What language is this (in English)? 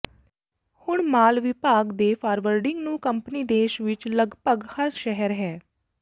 Punjabi